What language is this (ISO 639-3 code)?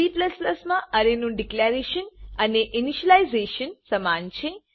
guj